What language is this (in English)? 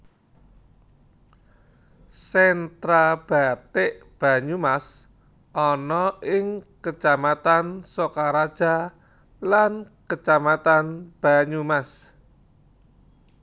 Javanese